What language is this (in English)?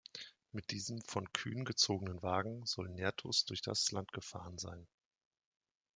German